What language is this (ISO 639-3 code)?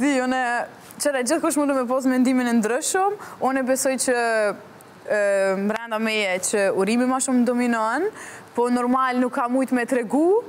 ron